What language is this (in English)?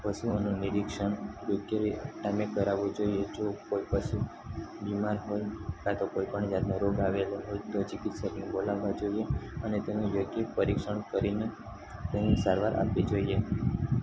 Gujarati